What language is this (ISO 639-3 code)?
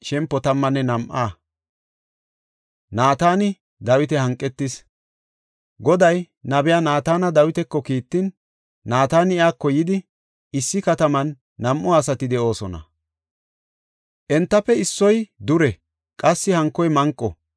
gof